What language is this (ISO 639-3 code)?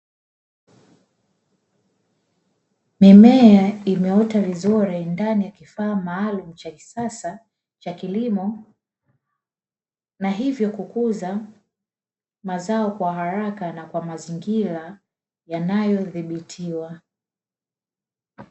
swa